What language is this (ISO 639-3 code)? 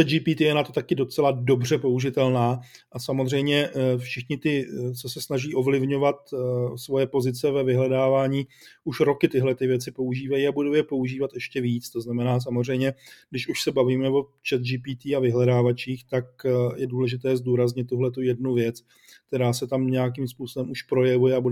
ces